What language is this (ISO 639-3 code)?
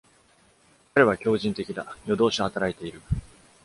jpn